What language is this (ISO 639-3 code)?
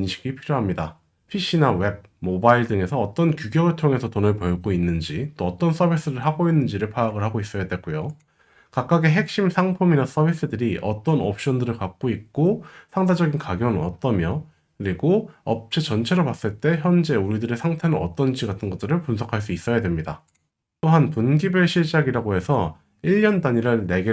kor